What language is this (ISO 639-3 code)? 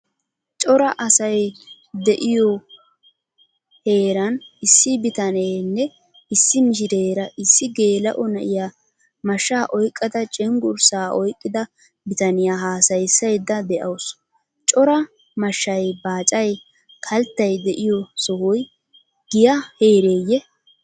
wal